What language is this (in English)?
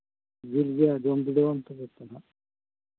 Santali